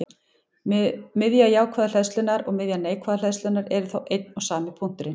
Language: Icelandic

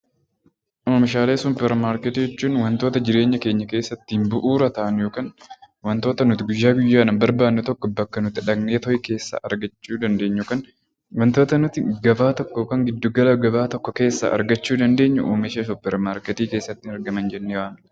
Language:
Oromo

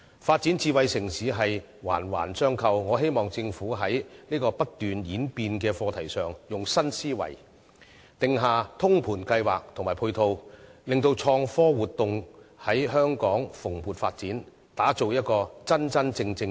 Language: Cantonese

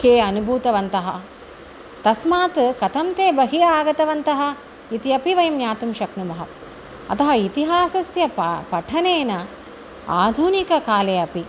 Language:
Sanskrit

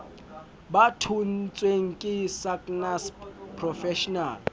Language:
Southern Sotho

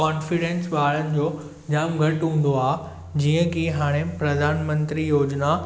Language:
Sindhi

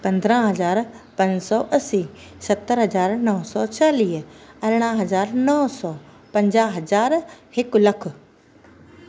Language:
Sindhi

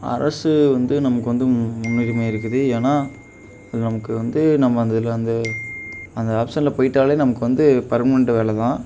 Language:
Tamil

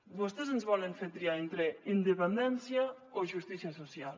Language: Catalan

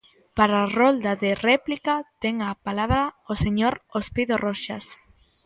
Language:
Galician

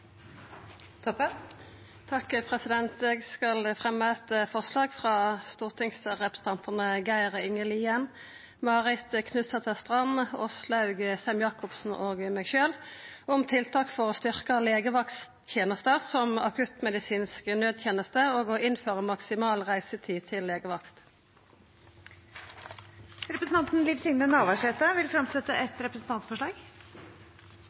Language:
Norwegian Nynorsk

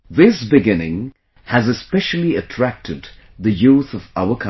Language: English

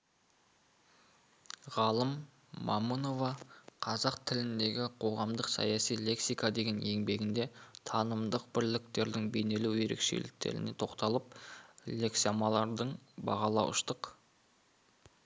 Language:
Kazakh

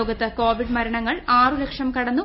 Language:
Malayalam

